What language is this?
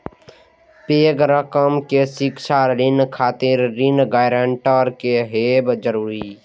Maithili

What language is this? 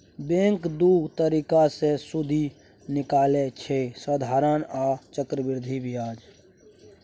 Maithili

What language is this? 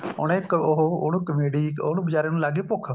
Punjabi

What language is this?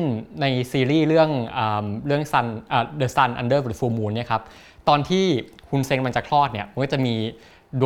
Thai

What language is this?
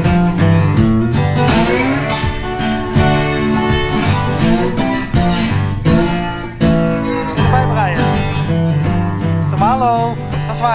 Dutch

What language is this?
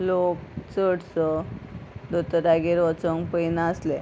Konkani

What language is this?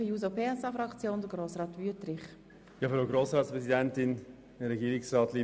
Swiss German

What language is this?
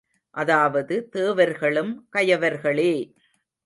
Tamil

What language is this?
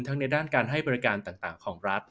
Thai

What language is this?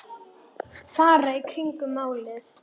Icelandic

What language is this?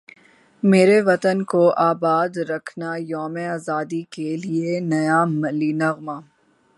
Urdu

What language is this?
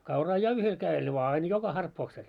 Finnish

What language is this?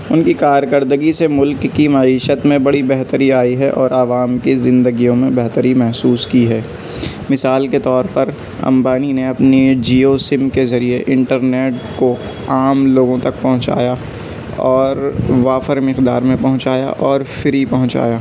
Urdu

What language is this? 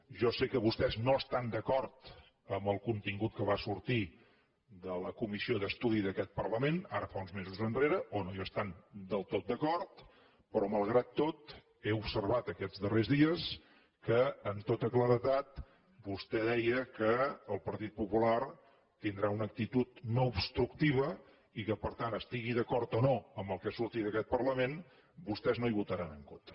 Catalan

